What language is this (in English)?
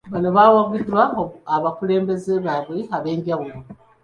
Ganda